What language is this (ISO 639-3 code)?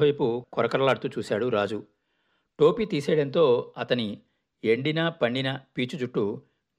tel